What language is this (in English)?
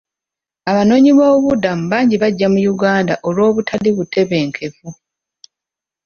Ganda